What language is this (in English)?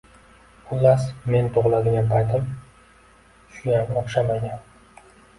Uzbek